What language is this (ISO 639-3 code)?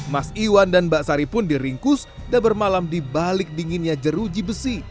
ind